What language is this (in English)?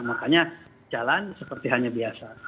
Indonesian